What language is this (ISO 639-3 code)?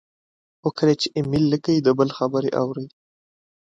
pus